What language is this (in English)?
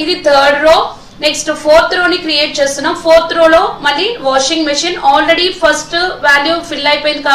Hindi